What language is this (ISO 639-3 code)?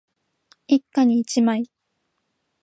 jpn